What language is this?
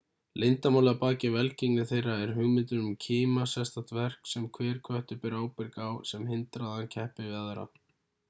Icelandic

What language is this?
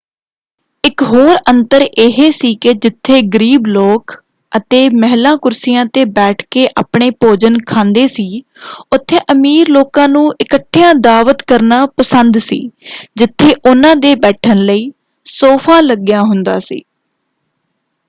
Punjabi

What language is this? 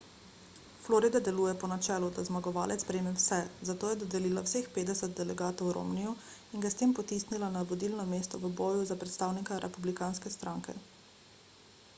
Slovenian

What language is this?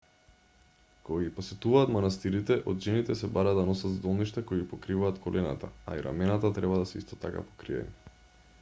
Macedonian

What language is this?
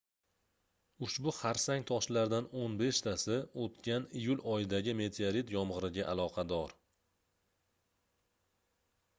Uzbek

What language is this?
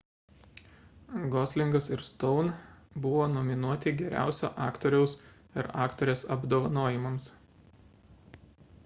Lithuanian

